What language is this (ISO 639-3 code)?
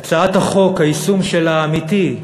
heb